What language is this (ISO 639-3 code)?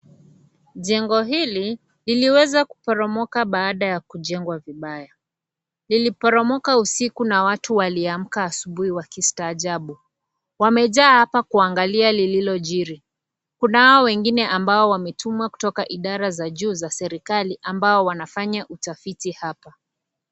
swa